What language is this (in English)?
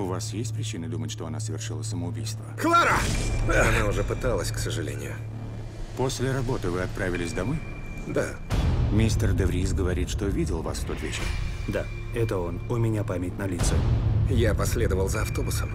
Russian